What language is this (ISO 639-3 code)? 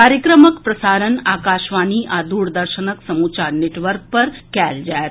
mai